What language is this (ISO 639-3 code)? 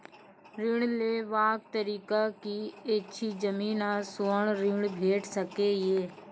mai